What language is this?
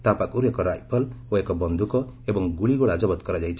Odia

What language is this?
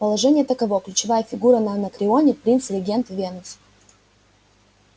Russian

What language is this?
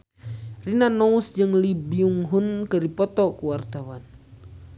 Sundanese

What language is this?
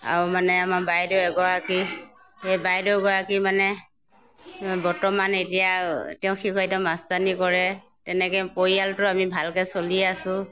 Assamese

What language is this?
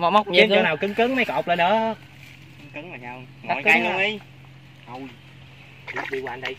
Vietnamese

